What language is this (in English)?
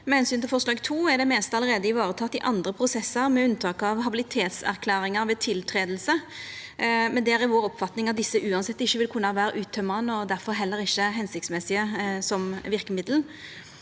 Norwegian